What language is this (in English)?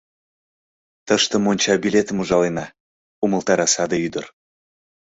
Mari